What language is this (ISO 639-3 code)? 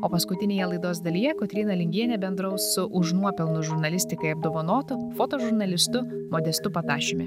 lit